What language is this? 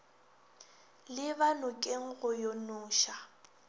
Northern Sotho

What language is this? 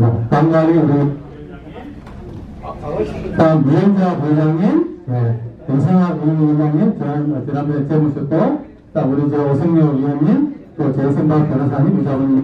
Korean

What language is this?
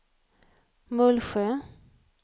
Swedish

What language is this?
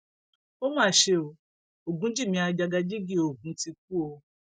Yoruba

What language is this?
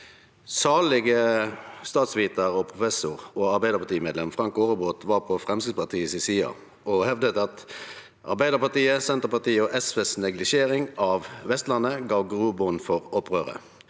Norwegian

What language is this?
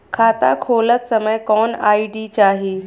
Bhojpuri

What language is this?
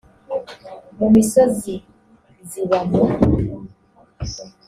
Kinyarwanda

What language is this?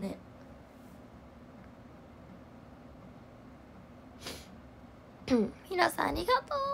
Japanese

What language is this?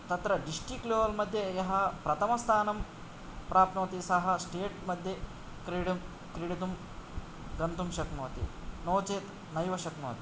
Sanskrit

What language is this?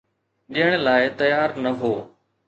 Sindhi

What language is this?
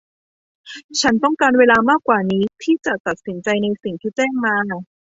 Thai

